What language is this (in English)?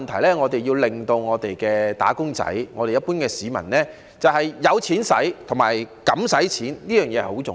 Cantonese